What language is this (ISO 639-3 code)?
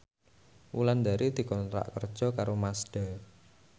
jav